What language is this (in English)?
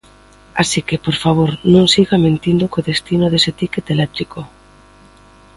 Galician